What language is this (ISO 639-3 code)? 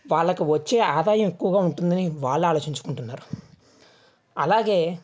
tel